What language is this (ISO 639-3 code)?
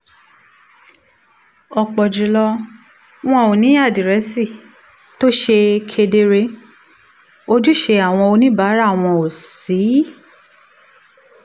yor